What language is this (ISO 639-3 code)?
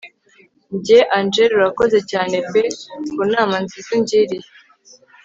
kin